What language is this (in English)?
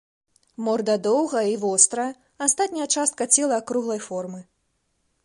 Belarusian